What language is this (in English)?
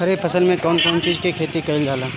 Bhojpuri